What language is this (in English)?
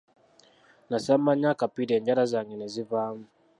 Ganda